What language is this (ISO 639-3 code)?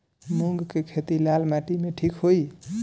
bho